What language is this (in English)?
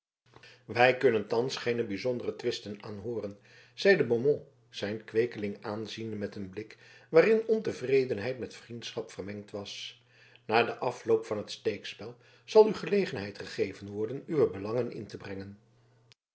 Dutch